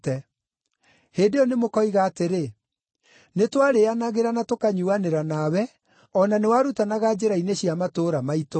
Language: Kikuyu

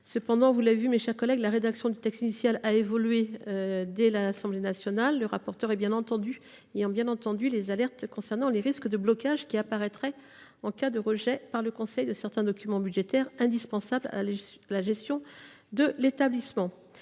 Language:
French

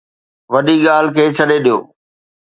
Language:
Sindhi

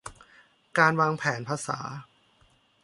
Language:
Thai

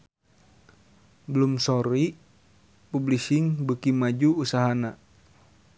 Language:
Sundanese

